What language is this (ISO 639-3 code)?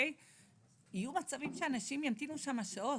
heb